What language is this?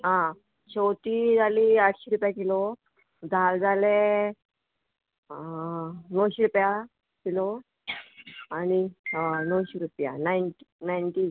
Konkani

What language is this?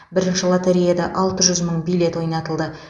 Kazakh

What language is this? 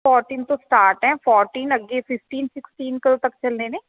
Punjabi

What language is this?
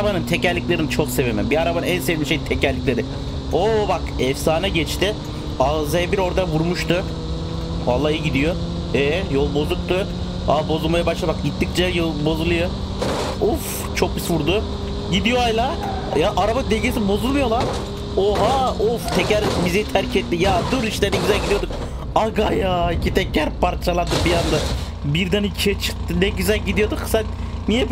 Turkish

